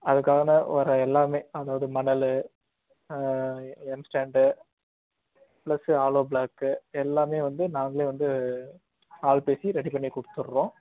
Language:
Tamil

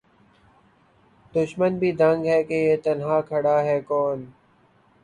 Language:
Urdu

